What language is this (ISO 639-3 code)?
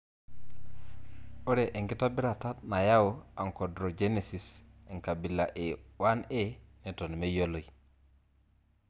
mas